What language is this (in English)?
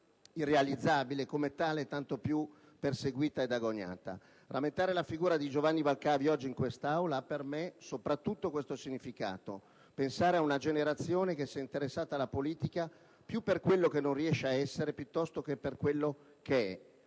Italian